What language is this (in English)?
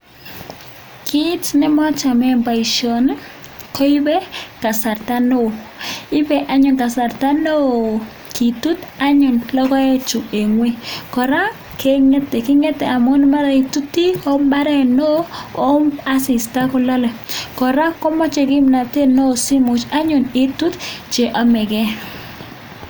Kalenjin